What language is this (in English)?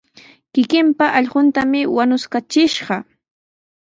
Sihuas Ancash Quechua